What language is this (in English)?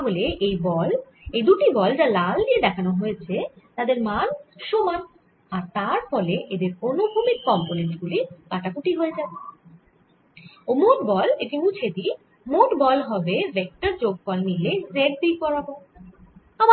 Bangla